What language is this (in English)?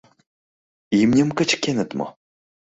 Mari